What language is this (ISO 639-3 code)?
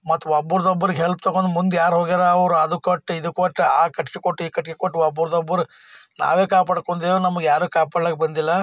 kan